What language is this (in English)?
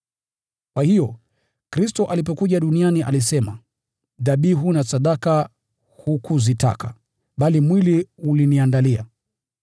Swahili